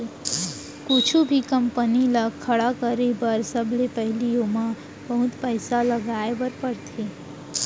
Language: Chhattisgarhi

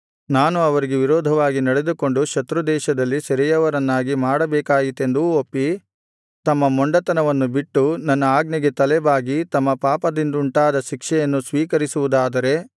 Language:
Kannada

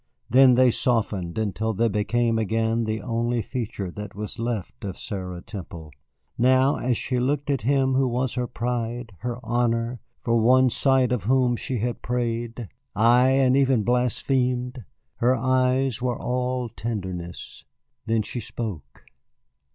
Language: English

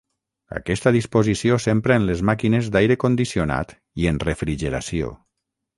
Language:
Catalan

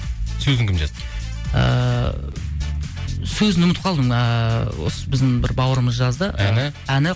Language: Kazakh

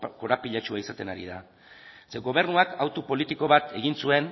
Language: Basque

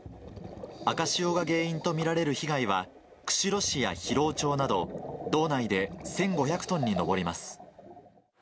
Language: Japanese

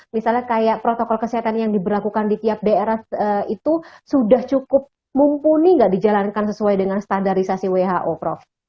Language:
Indonesian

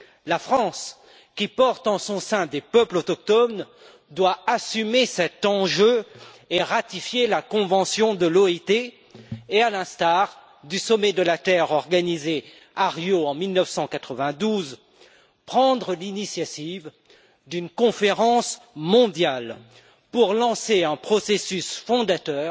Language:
French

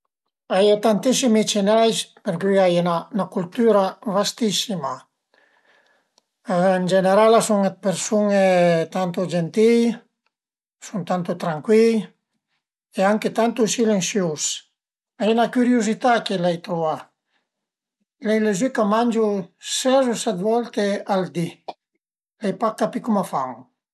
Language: Piedmontese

